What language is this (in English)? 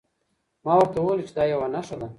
Pashto